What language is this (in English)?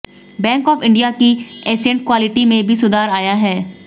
Hindi